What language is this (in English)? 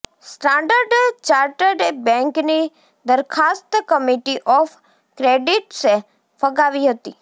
Gujarati